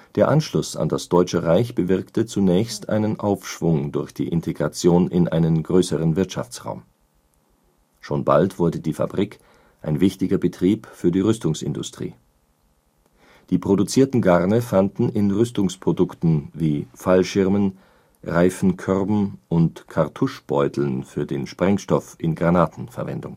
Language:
German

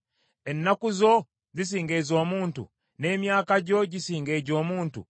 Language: Ganda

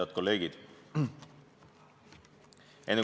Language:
Estonian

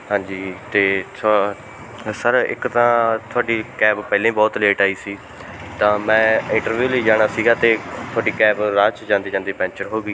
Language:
Punjabi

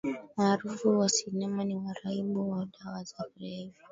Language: Swahili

